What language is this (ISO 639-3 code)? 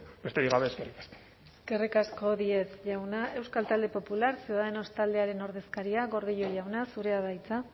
eus